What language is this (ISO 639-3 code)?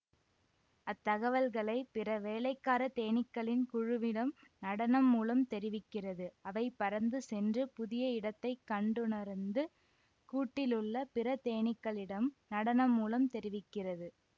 tam